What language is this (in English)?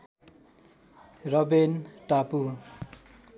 Nepali